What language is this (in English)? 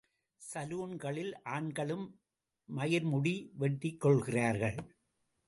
Tamil